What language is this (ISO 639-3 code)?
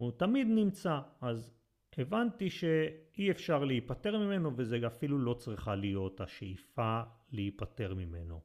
heb